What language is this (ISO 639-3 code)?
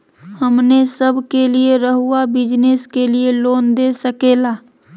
mag